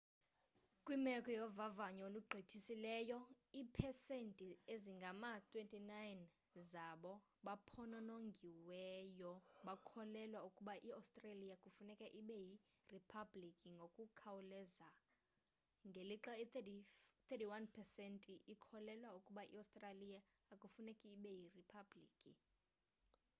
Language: Xhosa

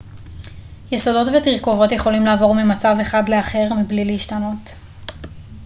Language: Hebrew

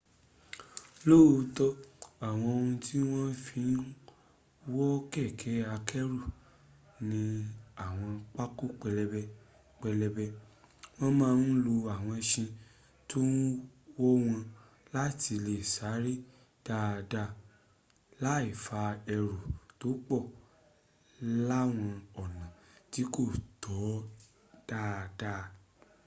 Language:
Yoruba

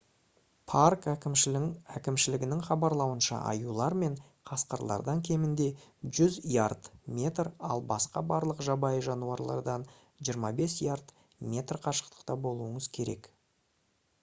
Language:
Kazakh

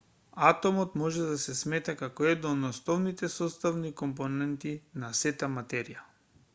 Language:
Macedonian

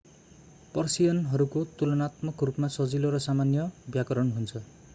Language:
Nepali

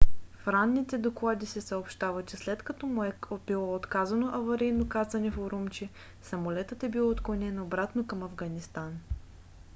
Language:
Bulgarian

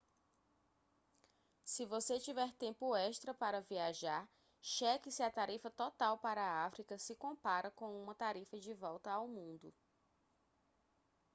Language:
Portuguese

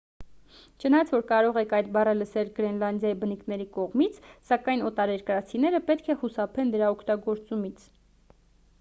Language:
Armenian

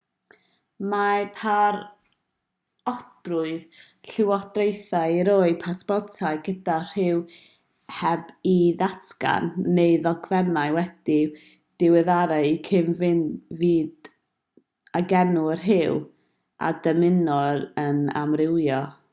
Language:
Welsh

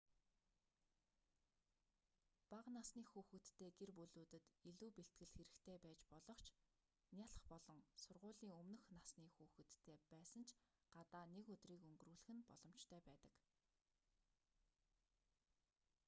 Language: Mongolian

